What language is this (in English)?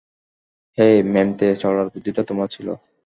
Bangla